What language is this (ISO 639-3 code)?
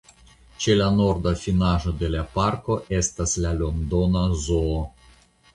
epo